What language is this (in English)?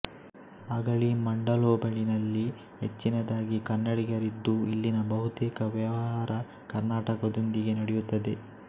Kannada